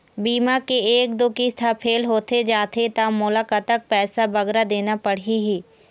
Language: Chhattisgarhi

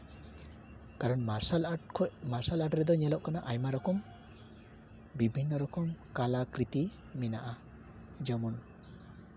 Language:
Santali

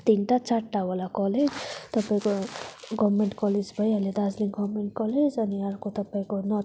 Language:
Nepali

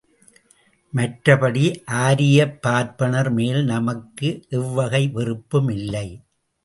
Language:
Tamil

